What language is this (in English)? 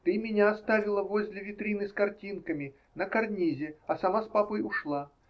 Russian